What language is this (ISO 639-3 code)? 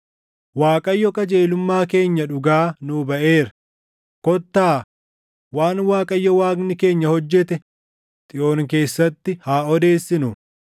orm